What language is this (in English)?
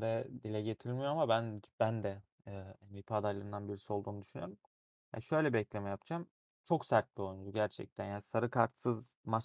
Turkish